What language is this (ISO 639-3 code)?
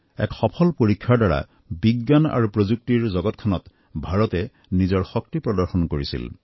asm